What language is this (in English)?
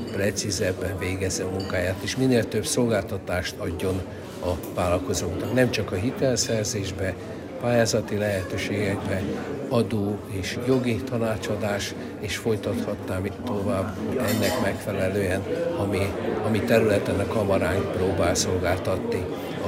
Hungarian